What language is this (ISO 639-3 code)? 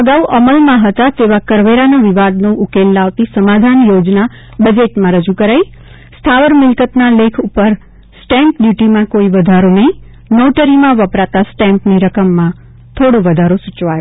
guj